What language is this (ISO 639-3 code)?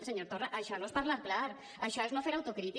cat